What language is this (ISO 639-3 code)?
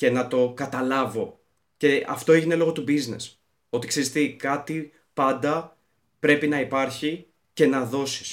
ell